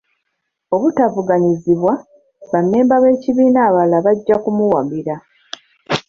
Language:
Ganda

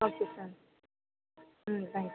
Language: Tamil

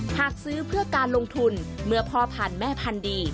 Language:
Thai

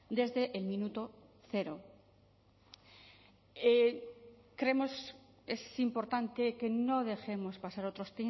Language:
Spanish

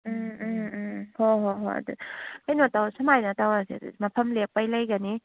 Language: Manipuri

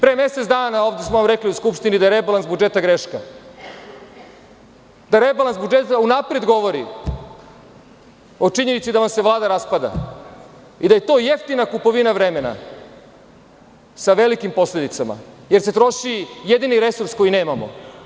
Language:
Serbian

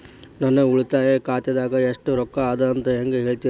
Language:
Kannada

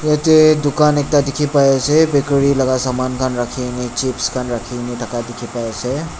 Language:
Naga Pidgin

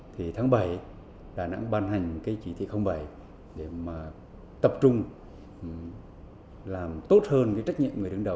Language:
Vietnamese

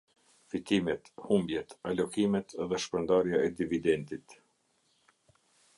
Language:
Albanian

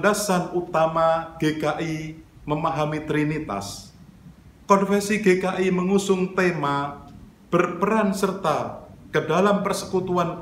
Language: Indonesian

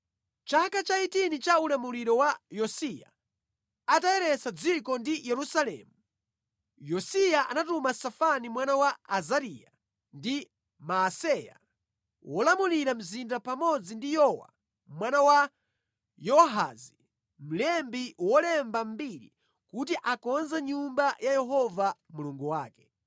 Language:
Nyanja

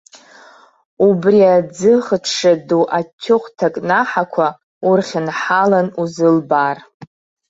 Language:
Abkhazian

